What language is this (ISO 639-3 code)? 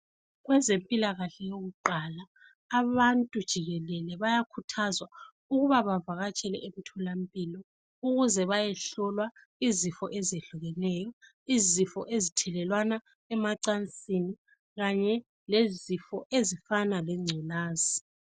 nde